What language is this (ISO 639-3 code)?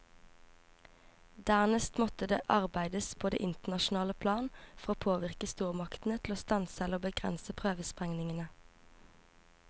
nor